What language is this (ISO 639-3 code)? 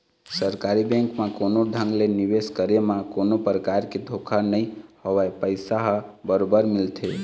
hne